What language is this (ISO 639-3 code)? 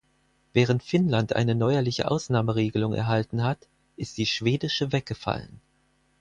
deu